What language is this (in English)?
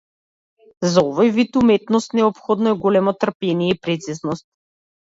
Macedonian